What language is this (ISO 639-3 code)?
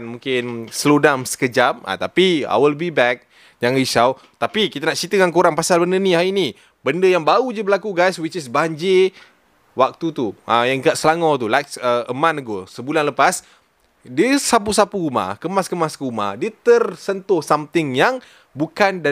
msa